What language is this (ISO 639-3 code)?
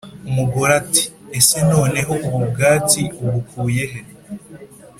kin